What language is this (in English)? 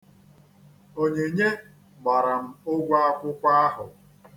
Igbo